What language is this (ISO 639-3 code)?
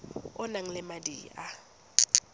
tsn